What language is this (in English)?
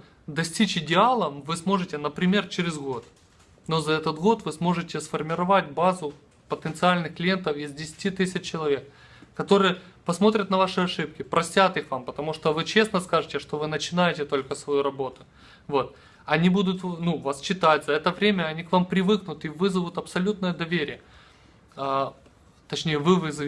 Russian